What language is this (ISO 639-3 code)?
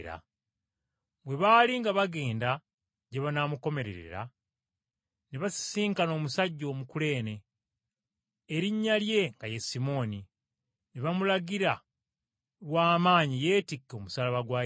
lug